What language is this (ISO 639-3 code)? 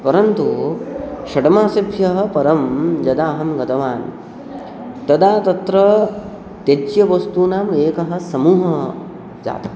san